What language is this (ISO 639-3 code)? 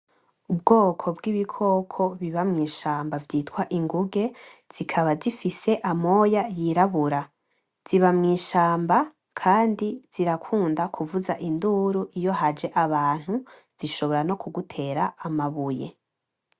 run